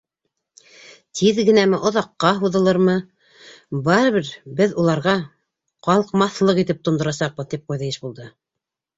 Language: Bashkir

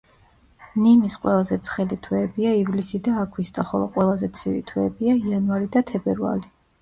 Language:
Georgian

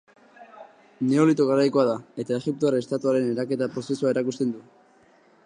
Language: Basque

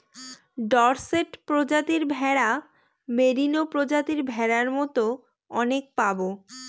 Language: Bangla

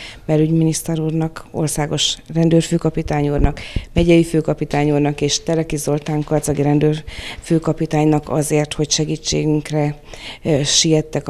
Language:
Hungarian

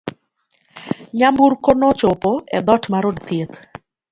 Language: Luo (Kenya and Tanzania)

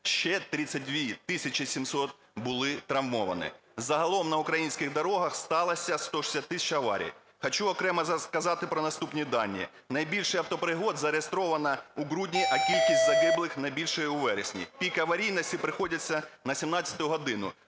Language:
Ukrainian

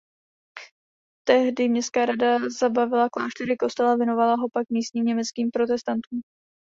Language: Czech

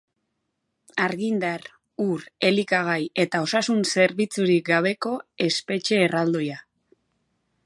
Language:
Basque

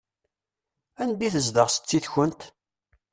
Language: Kabyle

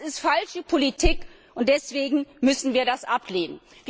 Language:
German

